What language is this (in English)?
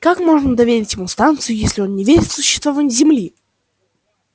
Russian